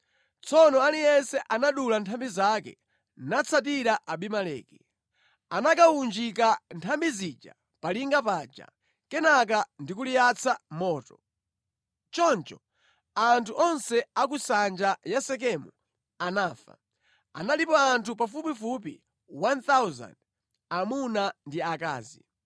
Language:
Nyanja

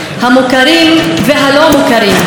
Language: Hebrew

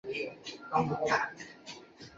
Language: Chinese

